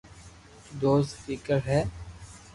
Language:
Loarki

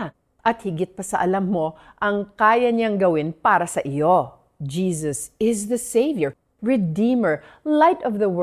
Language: Filipino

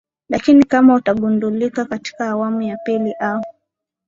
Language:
Swahili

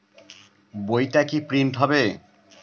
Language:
Bangla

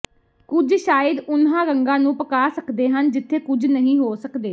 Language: Punjabi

